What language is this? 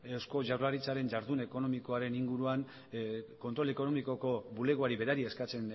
Basque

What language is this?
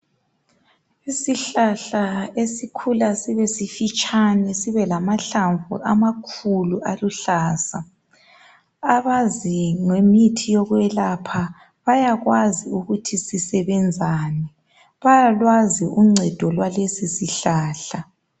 North Ndebele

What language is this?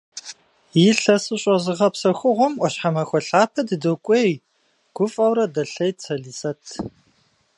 Kabardian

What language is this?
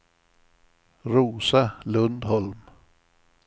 Swedish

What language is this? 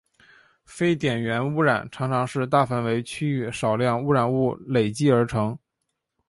Chinese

